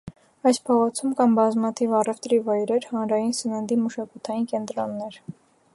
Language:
Armenian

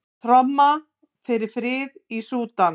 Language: Icelandic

